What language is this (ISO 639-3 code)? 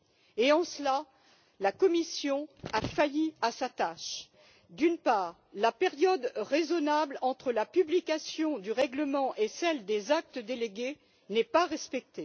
fra